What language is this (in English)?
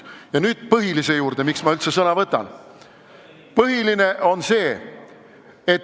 Estonian